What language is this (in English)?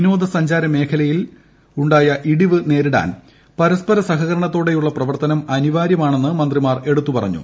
Malayalam